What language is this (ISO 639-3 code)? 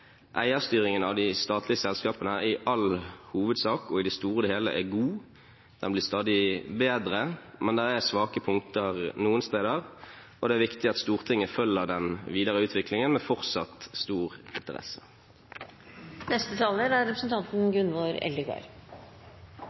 nor